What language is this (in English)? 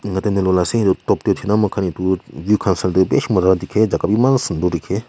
Naga Pidgin